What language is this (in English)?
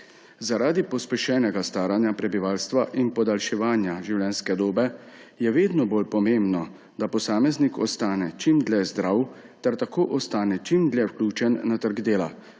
Slovenian